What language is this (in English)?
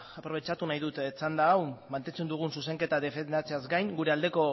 Basque